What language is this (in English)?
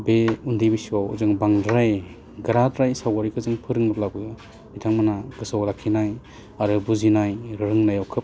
Bodo